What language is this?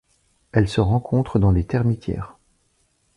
French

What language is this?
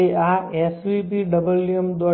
Gujarati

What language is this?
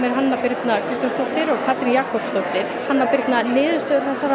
Icelandic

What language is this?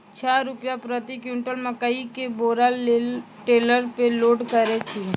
Maithili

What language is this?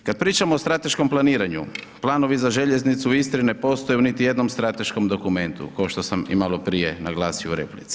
Croatian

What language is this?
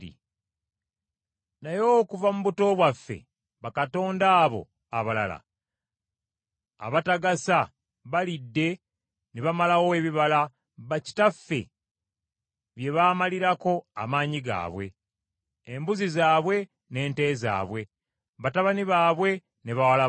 Ganda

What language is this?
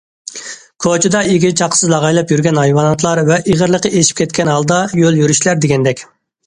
Uyghur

